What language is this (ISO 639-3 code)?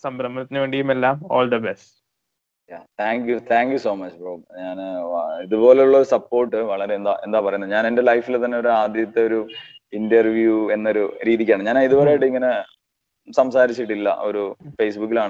mal